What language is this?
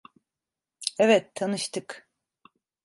Turkish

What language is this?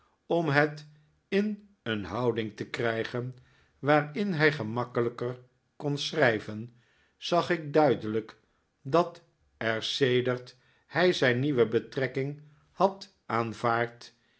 Dutch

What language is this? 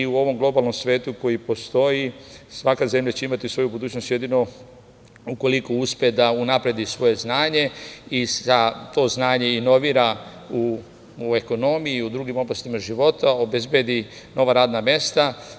Serbian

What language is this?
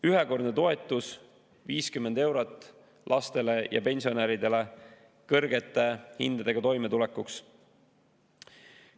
Estonian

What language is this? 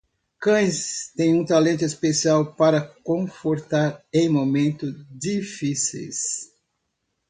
Portuguese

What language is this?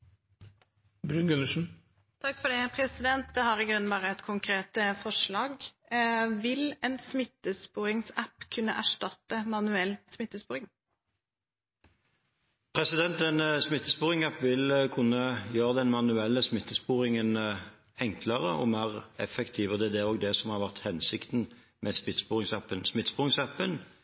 Norwegian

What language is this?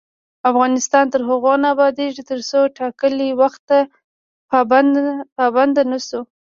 Pashto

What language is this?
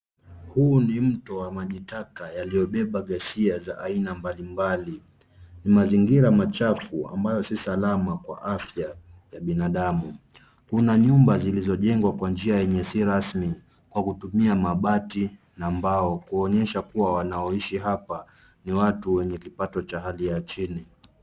Swahili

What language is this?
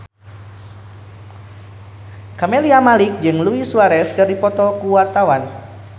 Sundanese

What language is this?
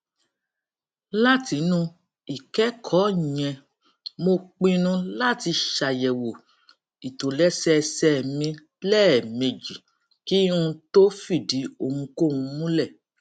Yoruba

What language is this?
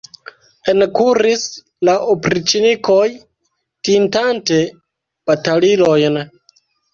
Esperanto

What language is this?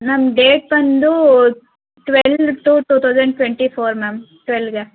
Kannada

